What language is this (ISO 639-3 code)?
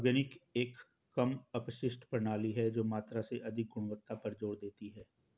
hin